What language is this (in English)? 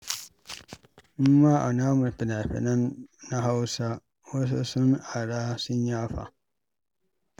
Hausa